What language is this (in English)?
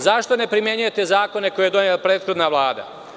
Serbian